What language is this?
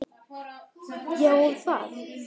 Icelandic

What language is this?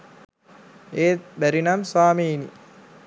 Sinhala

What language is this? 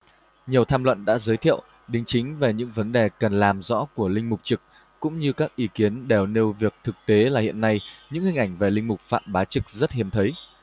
Vietnamese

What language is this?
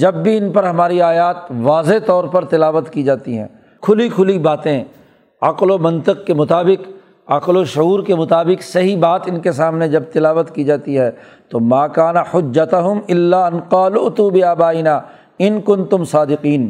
Urdu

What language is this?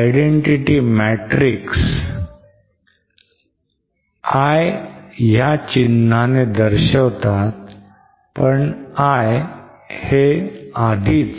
Marathi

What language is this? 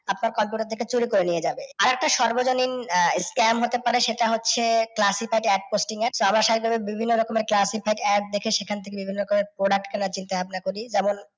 Bangla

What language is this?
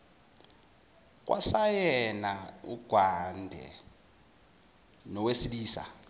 Zulu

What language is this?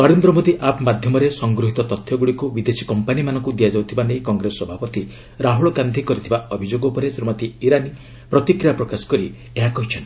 Odia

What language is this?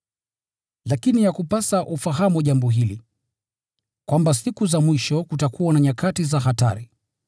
Swahili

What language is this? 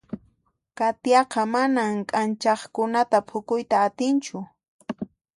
Puno Quechua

